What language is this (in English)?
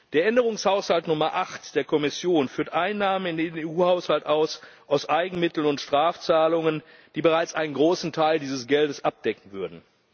German